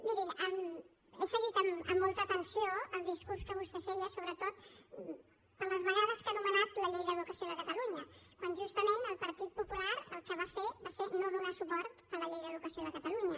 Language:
Catalan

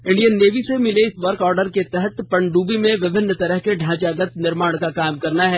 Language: Hindi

